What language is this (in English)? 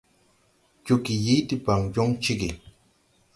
Tupuri